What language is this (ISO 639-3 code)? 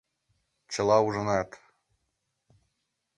chm